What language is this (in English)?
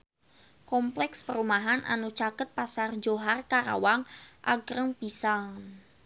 Sundanese